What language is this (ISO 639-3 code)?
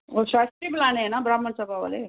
pan